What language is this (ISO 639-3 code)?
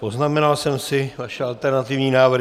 ces